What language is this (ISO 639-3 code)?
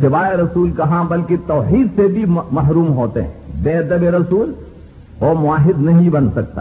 urd